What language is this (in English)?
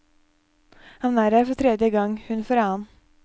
Norwegian